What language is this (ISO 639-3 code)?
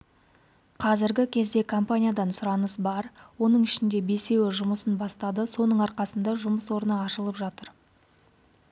kaz